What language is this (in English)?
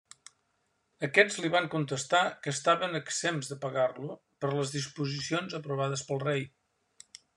Catalan